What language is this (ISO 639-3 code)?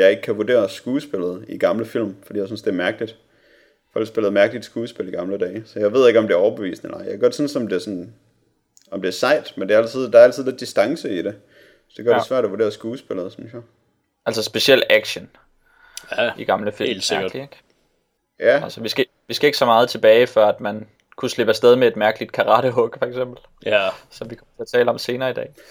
dan